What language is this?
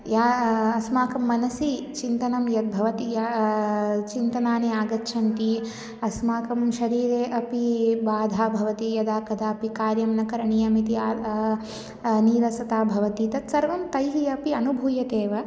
Sanskrit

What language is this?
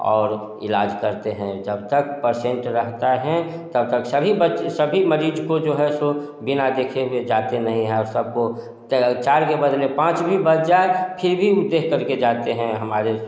Hindi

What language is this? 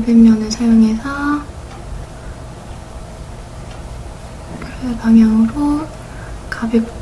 Korean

